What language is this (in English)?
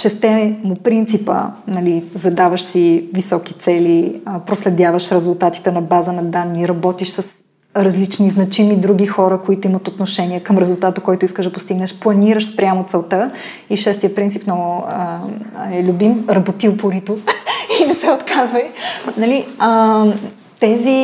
Bulgarian